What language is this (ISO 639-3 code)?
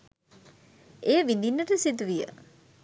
sin